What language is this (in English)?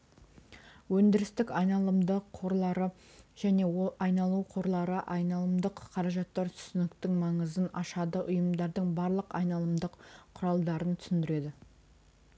Kazakh